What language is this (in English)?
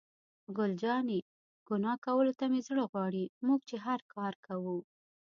Pashto